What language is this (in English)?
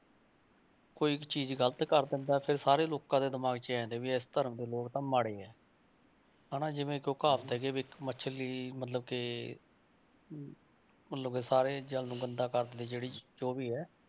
Punjabi